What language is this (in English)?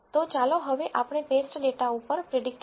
Gujarati